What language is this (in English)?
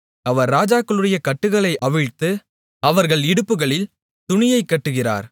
Tamil